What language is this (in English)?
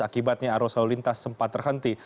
Indonesian